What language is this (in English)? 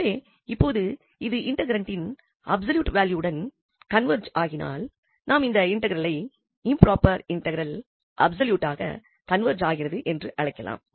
Tamil